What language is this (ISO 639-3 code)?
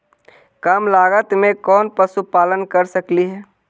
mag